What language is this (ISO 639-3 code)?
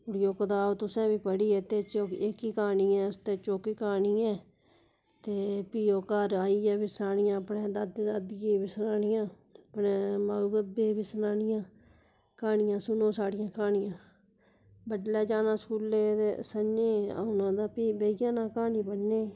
doi